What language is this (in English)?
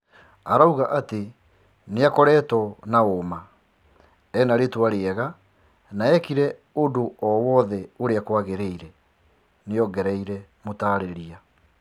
Kikuyu